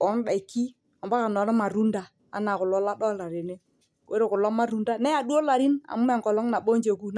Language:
Masai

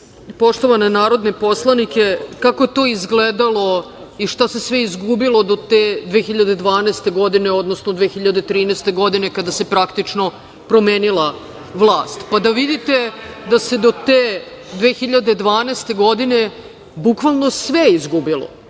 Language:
Serbian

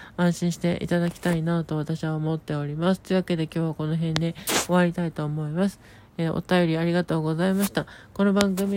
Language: Japanese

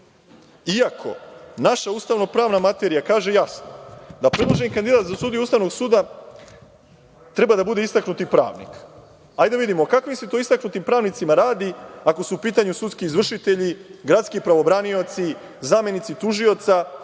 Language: Serbian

